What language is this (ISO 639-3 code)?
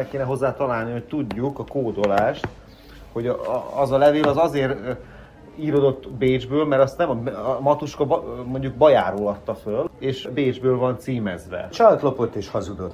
hun